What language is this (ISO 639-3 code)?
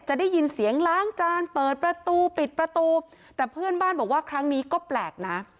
tha